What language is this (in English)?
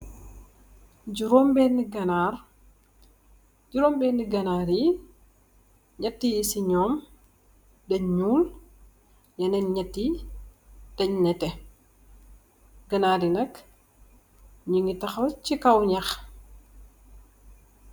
Wolof